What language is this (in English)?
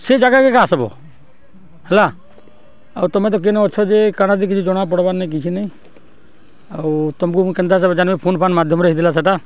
Odia